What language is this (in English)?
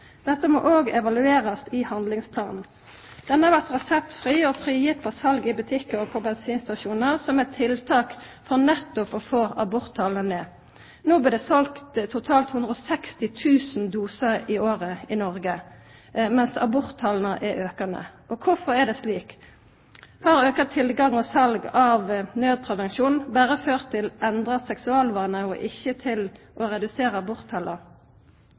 Norwegian Nynorsk